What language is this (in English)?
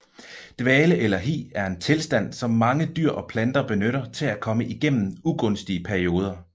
Danish